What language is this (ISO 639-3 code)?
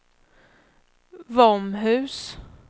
swe